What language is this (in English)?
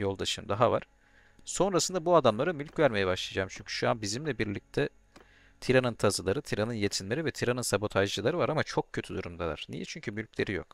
Turkish